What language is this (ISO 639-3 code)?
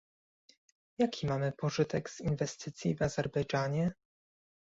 pol